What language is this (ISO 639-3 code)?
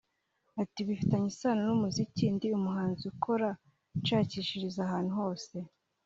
kin